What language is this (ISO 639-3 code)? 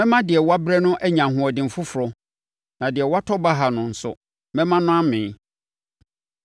aka